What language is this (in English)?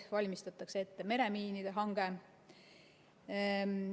Estonian